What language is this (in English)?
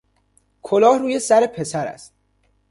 Persian